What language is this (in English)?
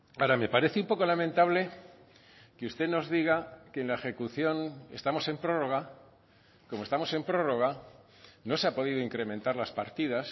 Spanish